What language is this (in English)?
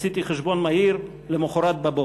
Hebrew